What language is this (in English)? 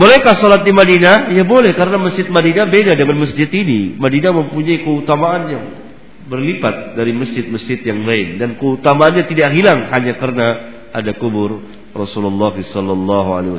Indonesian